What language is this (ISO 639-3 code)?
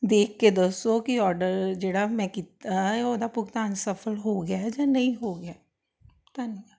pan